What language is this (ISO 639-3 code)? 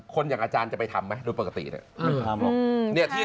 tha